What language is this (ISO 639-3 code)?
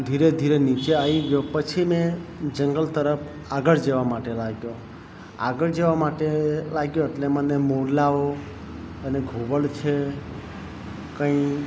guj